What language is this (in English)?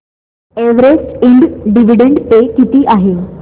Marathi